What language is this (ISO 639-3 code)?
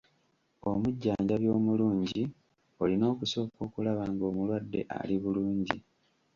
lug